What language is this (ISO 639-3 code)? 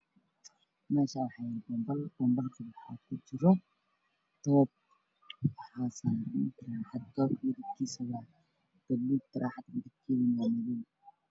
som